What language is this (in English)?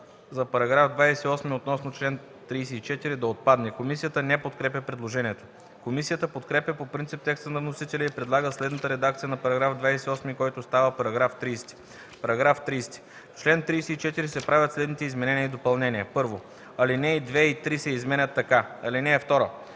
Bulgarian